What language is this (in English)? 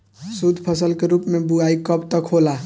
Bhojpuri